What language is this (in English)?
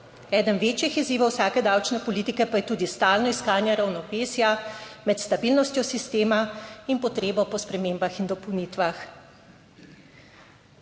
Slovenian